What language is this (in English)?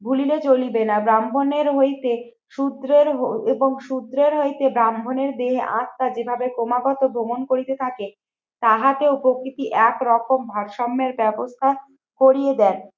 Bangla